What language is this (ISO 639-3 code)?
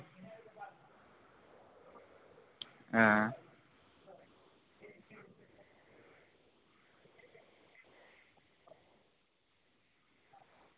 doi